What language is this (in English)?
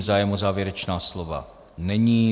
Czech